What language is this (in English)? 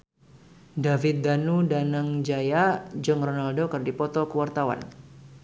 Sundanese